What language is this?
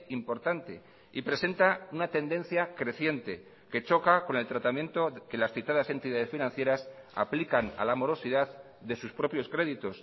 Spanish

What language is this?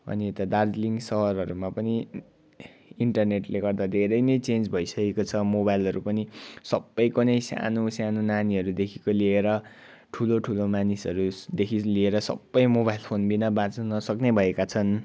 Nepali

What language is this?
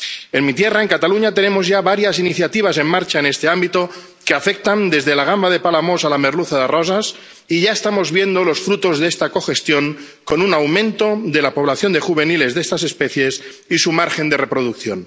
Spanish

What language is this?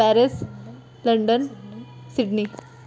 Dogri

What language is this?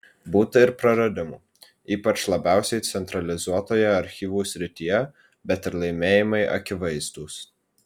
Lithuanian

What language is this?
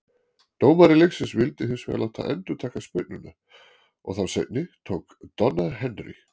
Icelandic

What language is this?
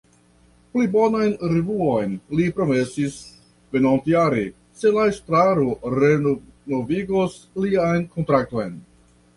Esperanto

